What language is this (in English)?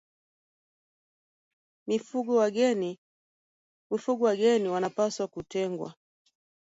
Swahili